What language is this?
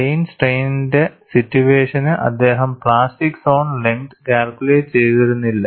Malayalam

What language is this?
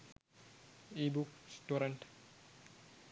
Sinhala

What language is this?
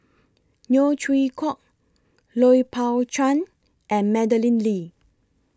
English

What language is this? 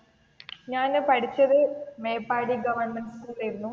Malayalam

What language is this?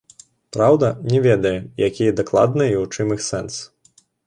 Belarusian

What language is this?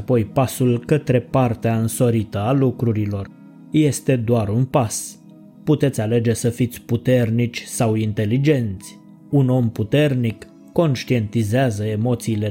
Romanian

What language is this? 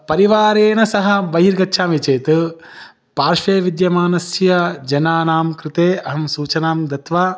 Sanskrit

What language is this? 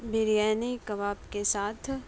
Urdu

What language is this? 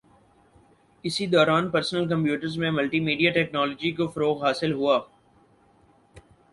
Urdu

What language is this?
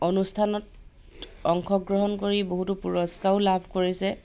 Assamese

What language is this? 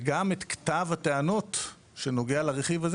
Hebrew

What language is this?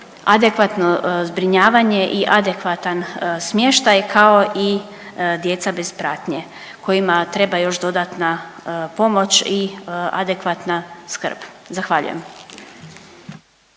Croatian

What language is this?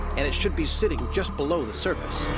English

